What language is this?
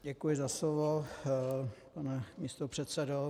Czech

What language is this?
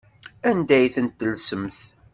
Kabyle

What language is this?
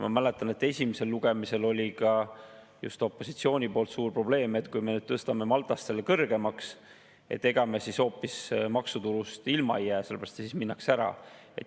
Estonian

